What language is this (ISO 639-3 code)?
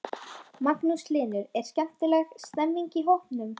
isl